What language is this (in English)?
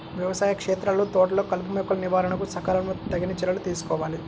Telugu